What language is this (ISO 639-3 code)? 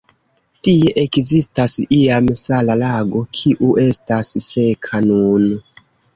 epo